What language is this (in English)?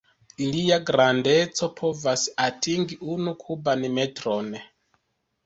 Esperanto